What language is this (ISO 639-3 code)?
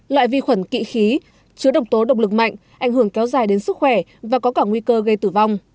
vie